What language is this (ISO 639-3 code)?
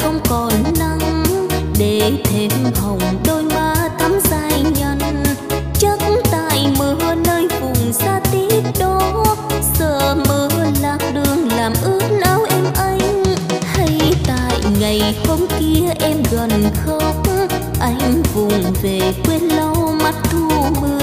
vie